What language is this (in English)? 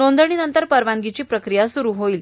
Marathi